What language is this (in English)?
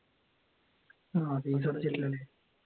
Malayalam